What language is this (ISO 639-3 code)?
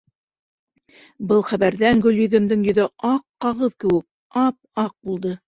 bak